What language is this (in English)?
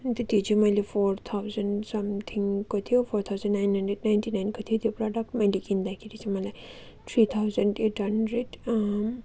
Nepali